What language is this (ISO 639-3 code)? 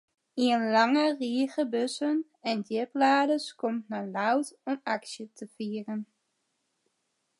fry